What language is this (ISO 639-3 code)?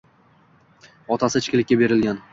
uzb